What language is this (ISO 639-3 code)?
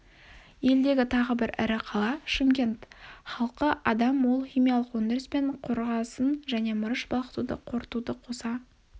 kaz